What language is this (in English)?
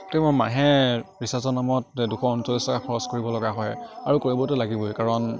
Assamese